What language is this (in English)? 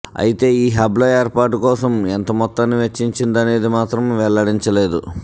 Telugu